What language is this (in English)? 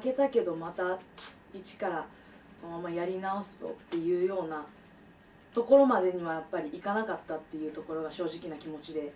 Japanese